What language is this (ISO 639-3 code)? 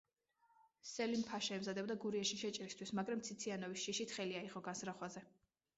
kat